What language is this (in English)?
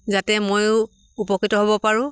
Assamese